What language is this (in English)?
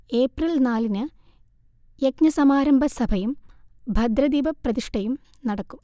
Malayalam